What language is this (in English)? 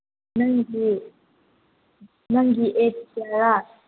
Manipuri